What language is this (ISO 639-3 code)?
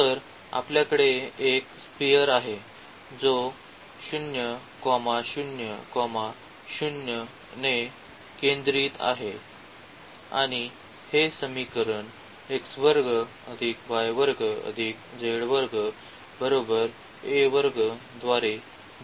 mar